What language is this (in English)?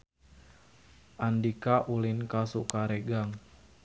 Sundanese